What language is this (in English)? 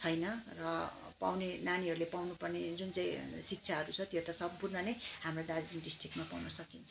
Nepali